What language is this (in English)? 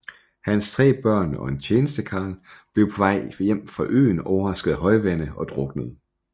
Danish